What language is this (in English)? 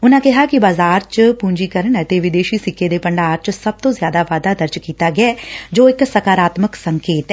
Punjabi